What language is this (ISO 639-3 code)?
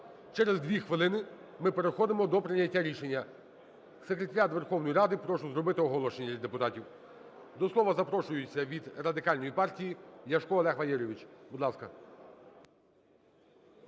ukr